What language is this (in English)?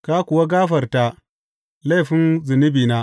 Hausa